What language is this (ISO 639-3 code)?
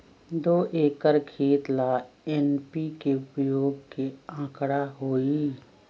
mag